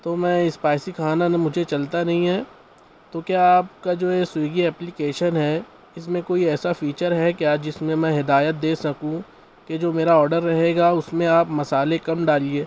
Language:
Urdu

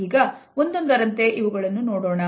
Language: Kannada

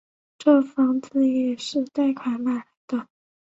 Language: Chinese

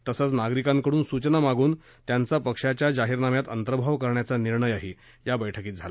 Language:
Marathi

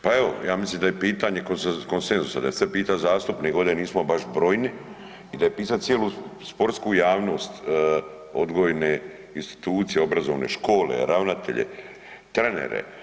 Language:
Croatian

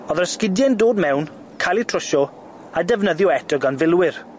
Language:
Welsh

